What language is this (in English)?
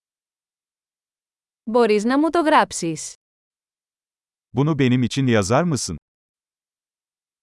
Greek